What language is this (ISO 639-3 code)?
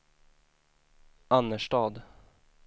swe